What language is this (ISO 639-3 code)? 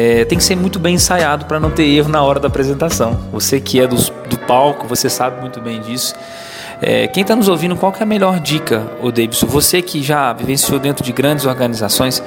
por